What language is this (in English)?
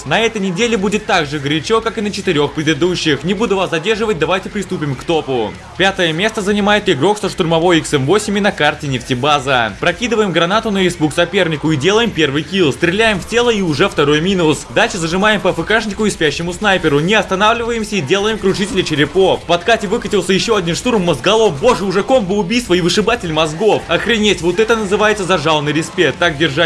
Russian